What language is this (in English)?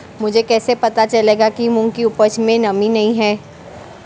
Hindi